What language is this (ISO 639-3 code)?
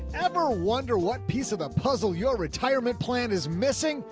eng